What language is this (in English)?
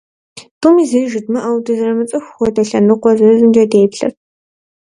Kabardian